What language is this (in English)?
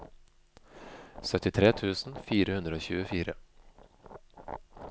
Norwegian